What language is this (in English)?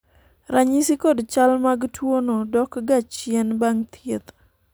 Luo (Kenya and Tanzania)